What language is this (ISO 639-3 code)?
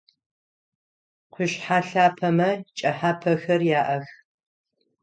ady